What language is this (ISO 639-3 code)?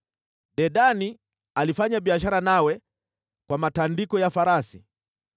swa